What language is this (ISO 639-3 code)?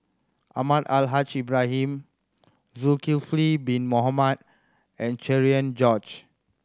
eng